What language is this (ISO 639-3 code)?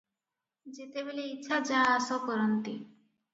ori